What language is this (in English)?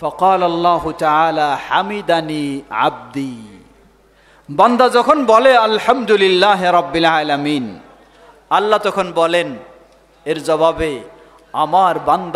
Arabic